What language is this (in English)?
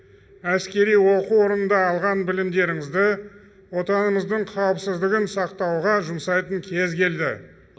Kazakh